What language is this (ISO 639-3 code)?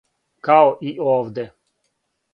srp